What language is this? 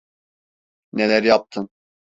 Turkish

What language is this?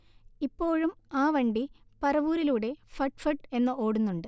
Malayalam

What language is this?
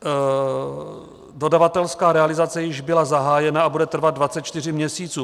Czech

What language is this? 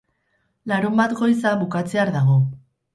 Basque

